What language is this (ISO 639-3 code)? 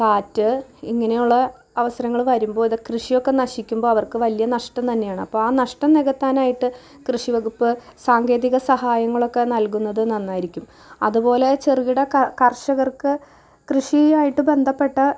mal